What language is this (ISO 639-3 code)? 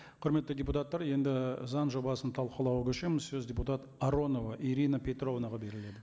kaz